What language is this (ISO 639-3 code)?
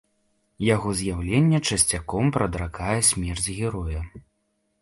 bel